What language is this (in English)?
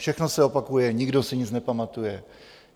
Czech